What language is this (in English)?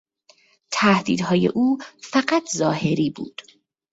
Persian